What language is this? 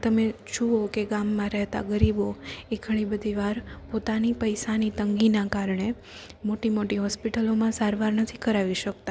Gujarati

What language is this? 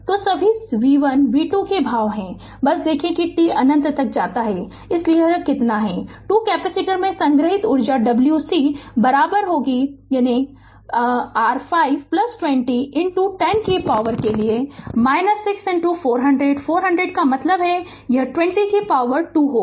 Hindi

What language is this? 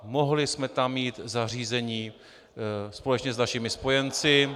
Czech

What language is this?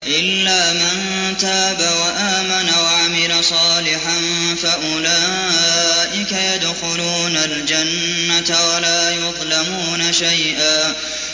Arabic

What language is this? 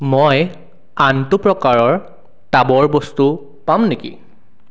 Assamese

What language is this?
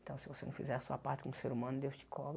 Portuguese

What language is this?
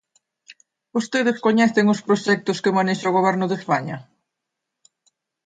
Galician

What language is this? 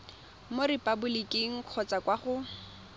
Tswana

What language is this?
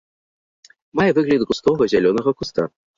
Belarusian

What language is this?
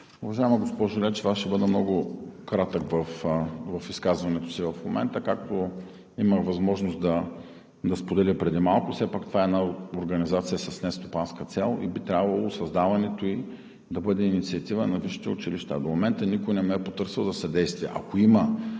Bulgarian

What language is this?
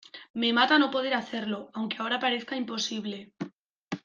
Spanish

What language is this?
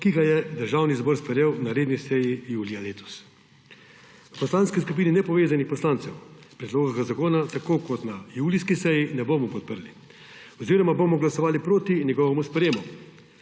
Slovenian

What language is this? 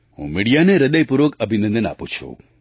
Gujarati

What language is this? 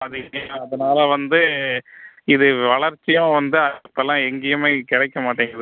Tamil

